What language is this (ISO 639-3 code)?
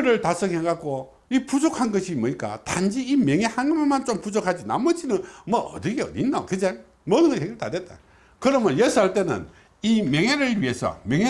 kor